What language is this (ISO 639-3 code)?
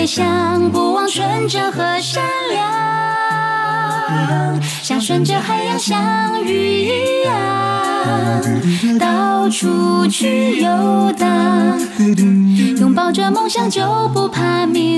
zho